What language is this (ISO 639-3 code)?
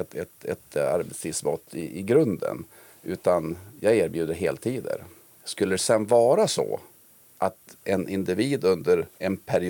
swe